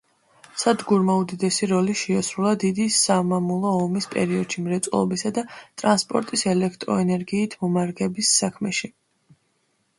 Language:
Georgian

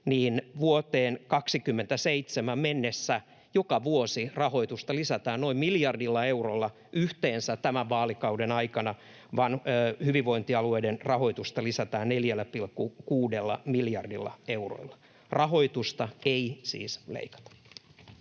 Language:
Finnish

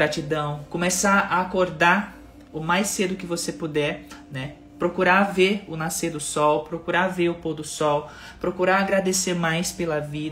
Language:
Portuguese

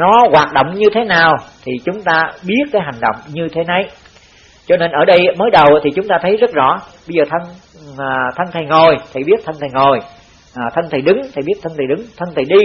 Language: Vietnamese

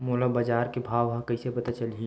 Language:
Chhattisgarhi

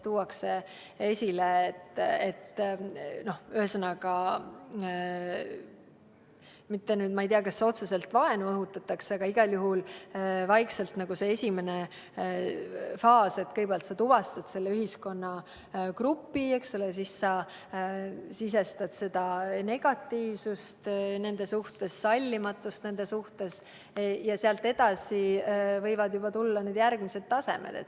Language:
Estonian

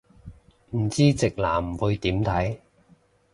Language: Cantonese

